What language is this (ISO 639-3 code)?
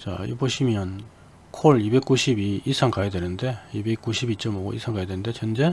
kor